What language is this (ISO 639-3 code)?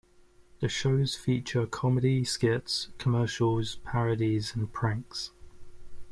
eng